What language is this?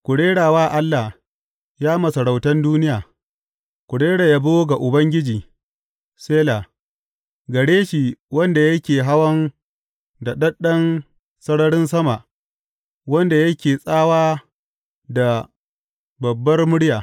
Hausa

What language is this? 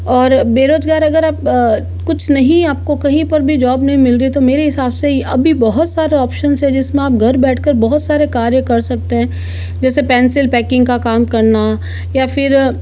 Hindi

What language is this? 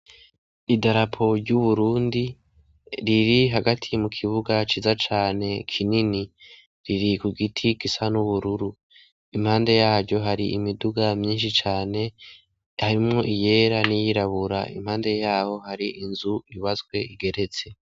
Rundi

